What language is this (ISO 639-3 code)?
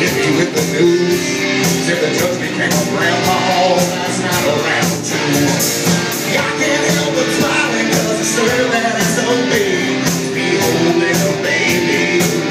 eng